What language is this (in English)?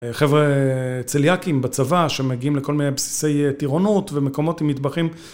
Hebrew